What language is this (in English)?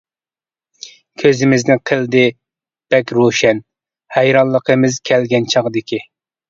Uyghur